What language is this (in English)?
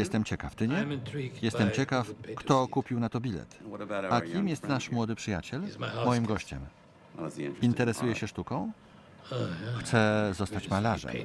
Polish